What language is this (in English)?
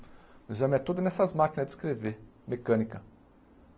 Portuguese